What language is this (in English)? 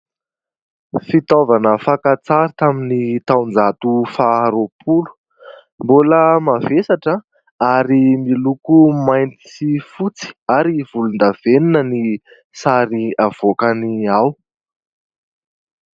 Malagasy